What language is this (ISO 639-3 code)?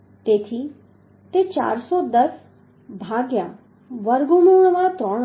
guj